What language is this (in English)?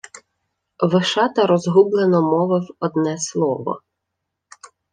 Ukrainian